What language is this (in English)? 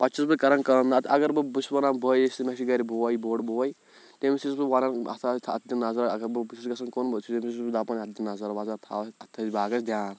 Kashmiri